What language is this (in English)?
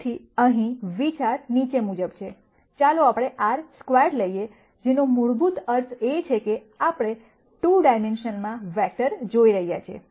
Gujarati